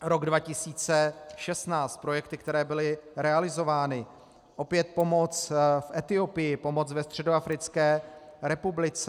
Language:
Czech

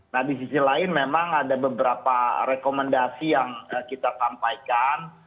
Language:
Indonesian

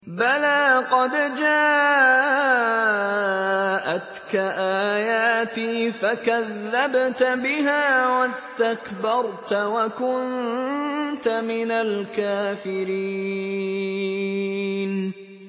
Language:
Arabic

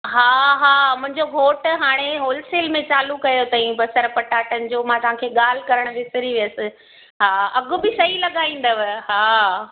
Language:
Sindhi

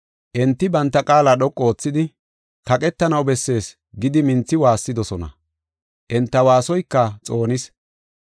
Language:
Gofa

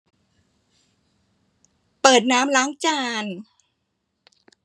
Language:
Thai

